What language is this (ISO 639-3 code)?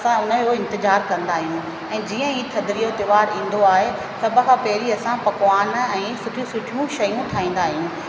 snd